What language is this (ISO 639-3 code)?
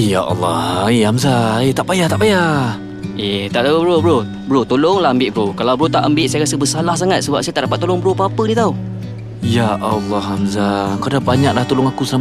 msa